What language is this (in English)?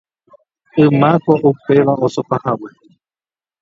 Guarani